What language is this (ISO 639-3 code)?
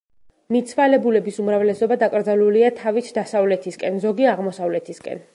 kat